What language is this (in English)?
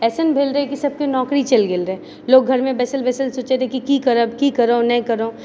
Maithili